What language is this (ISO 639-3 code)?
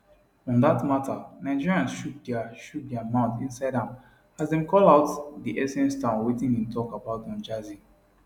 pcm